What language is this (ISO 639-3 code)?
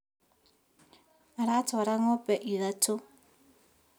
kik